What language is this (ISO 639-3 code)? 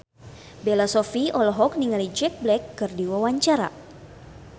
sun